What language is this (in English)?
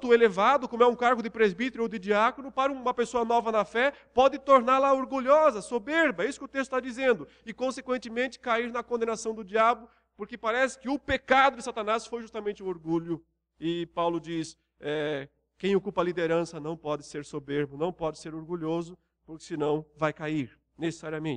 Portuguese